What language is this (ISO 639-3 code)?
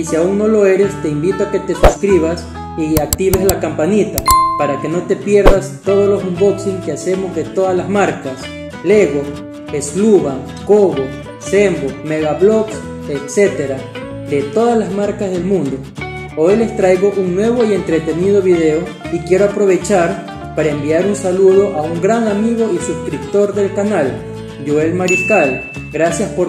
spa